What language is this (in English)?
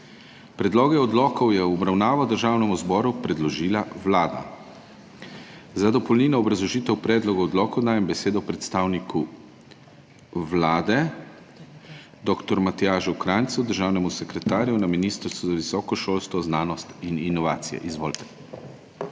Slovenian